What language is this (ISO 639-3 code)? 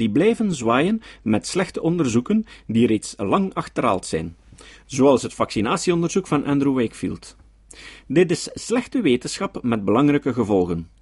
nld